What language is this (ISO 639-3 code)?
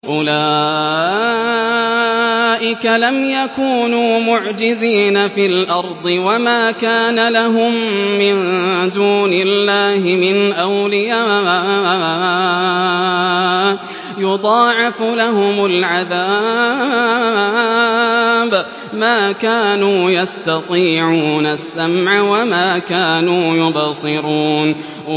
ara